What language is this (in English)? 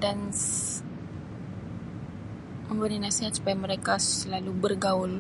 Sabah Malay